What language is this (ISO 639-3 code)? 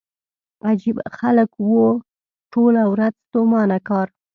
pus